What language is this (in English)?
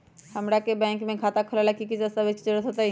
Magahi